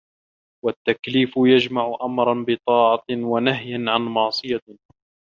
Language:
Arabic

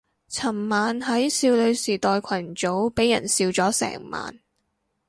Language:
Cantonese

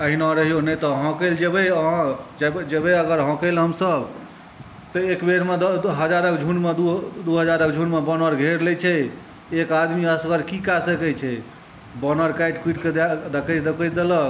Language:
Maithili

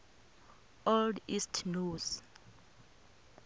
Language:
Venda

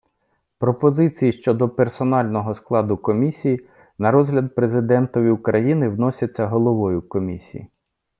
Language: Ukrainian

